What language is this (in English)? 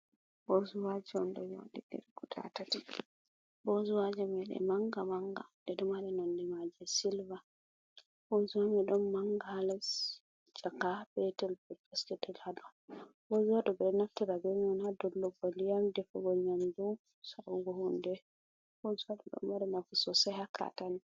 Fula